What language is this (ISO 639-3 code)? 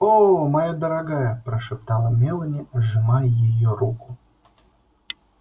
rus